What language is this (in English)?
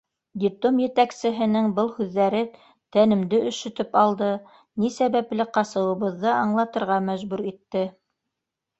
Bashkir